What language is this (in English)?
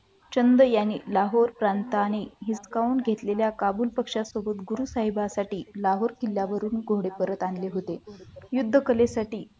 Marathi